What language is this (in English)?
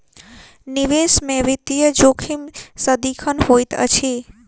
Maithili